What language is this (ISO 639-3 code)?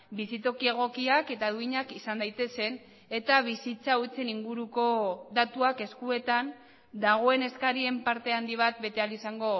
eus